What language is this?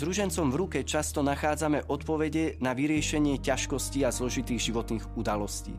Slovak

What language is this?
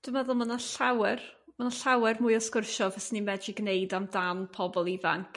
Welsh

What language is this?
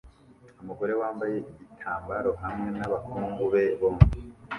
Kinyarwanda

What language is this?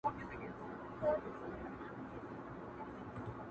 Pashto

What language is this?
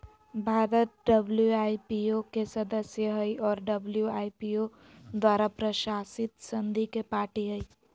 Magahi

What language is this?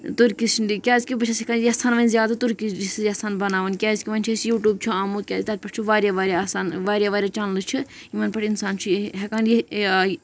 Kashmiri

